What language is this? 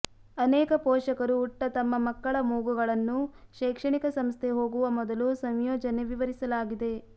Kannada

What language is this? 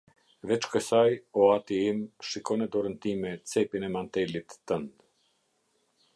Albanian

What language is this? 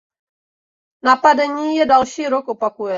Czech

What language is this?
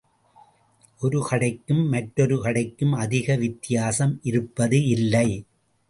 Tamil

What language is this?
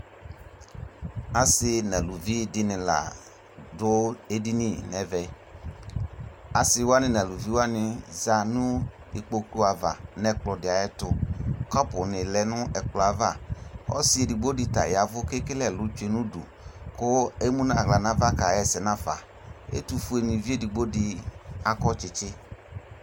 Ikposo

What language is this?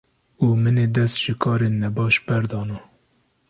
Kurdish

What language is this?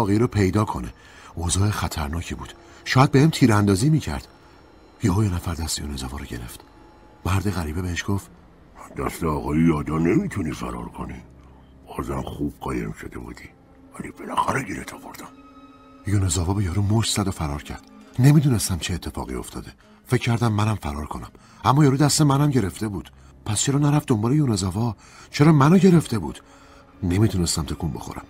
Persian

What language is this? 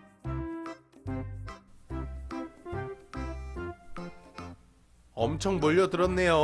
Korean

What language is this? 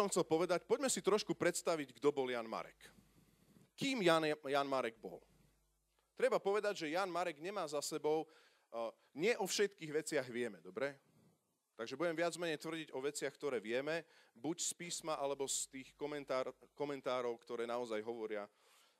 Slovak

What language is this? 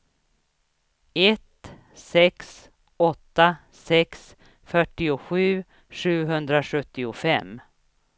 Swedish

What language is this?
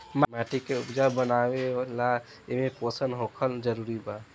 Bhojpuri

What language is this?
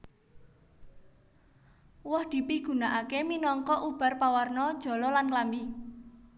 Javanese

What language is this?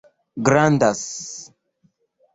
Esperanto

